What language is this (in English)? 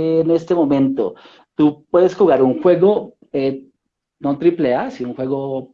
Spanish